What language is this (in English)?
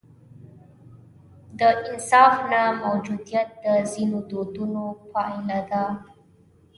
Pashto